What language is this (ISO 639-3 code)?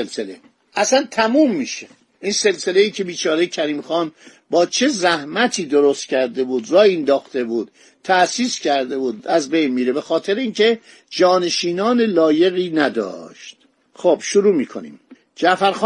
fas